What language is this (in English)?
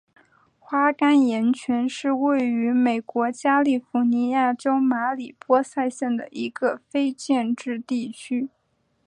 Chinese